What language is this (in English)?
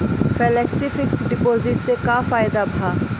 Bhojpuri